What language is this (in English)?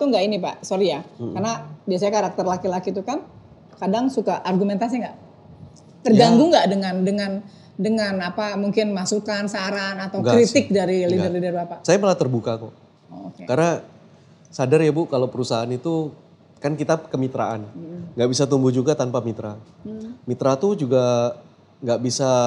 Indonesian